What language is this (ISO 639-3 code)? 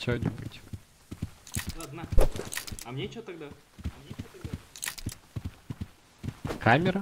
rus